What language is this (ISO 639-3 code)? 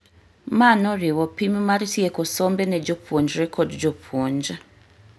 luo